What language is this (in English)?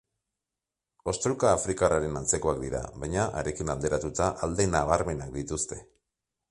Basque